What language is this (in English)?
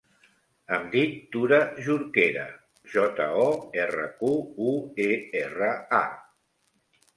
Catalan